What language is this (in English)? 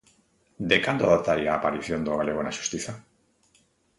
Galician